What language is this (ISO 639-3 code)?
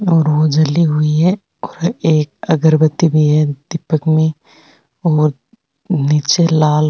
raj